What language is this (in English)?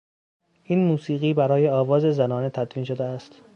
Persian